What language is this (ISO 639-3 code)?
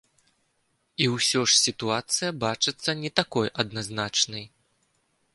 bel